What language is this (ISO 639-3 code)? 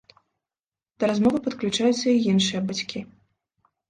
bel